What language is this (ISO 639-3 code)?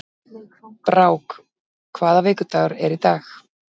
isl